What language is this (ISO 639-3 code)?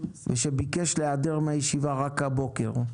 heb